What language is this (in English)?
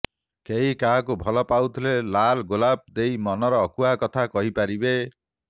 Odia